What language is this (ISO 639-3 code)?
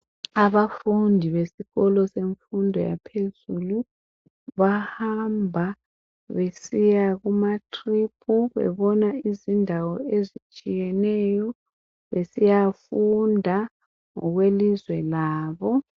nde